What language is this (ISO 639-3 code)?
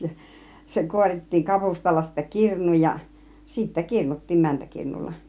fin